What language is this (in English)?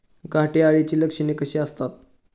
Marathi